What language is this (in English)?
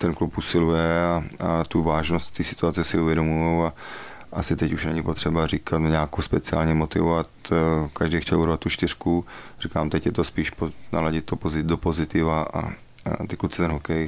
Czech